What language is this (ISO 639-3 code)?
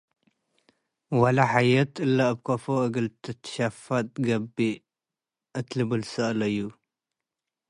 tig